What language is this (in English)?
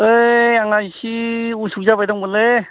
Bodo